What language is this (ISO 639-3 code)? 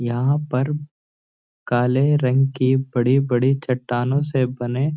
hin